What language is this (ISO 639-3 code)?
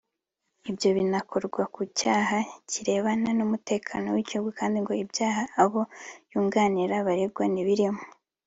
kin